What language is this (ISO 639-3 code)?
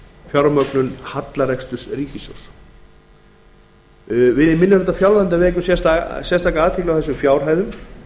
isl